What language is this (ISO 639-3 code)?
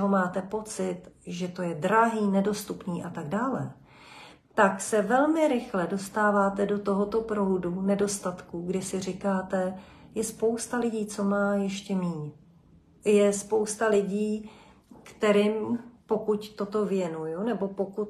ces